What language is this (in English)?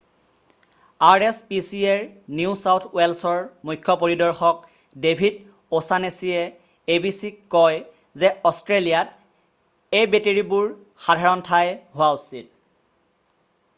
Assamese